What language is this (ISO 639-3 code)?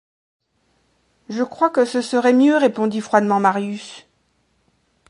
fra